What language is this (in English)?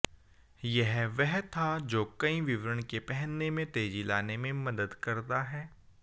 Hindi